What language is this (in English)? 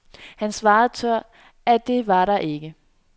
Danish